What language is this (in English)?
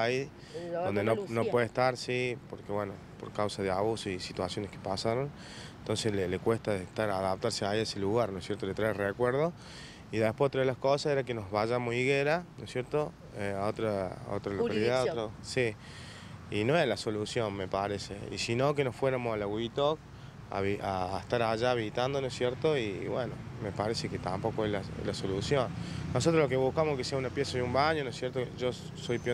Spanish